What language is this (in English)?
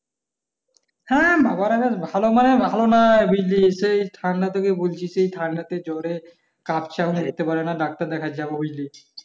Bangla